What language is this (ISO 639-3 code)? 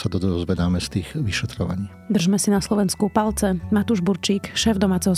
slk